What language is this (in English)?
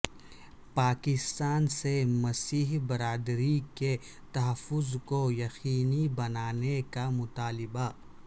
Urdu